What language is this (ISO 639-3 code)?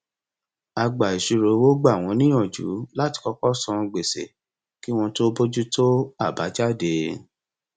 yor